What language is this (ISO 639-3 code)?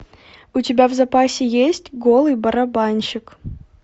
rus